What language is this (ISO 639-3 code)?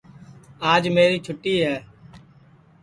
ssi